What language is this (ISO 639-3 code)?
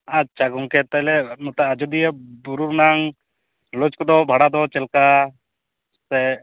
sat